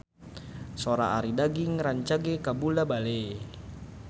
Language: Sundanese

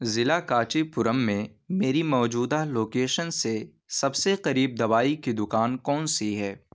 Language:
Urdu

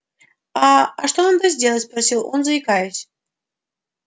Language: Russian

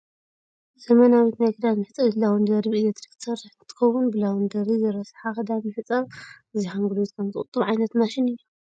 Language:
Tigrinya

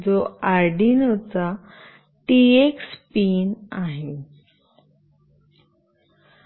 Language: Marathi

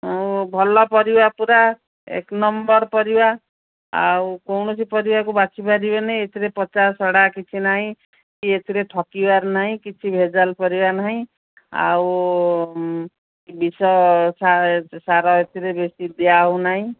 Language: Odia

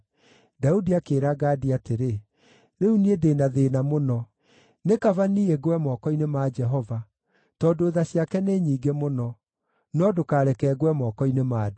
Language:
Kikuyu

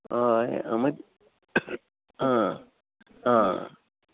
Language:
Konkani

